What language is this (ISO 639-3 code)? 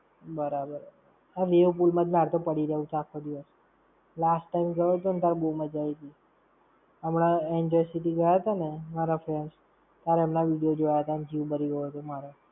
guj